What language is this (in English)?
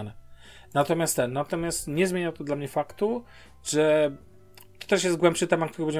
Polish